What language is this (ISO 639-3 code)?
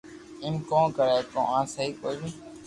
lrk